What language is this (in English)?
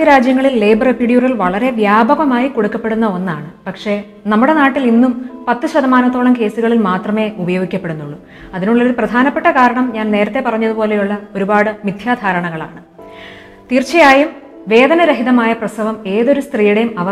Malayalam